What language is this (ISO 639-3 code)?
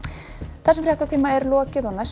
isl